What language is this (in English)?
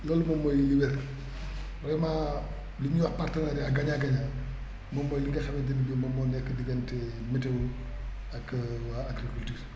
Wolof